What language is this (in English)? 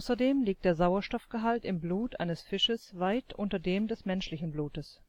German